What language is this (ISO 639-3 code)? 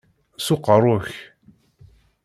kab